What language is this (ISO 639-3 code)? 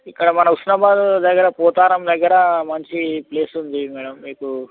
tel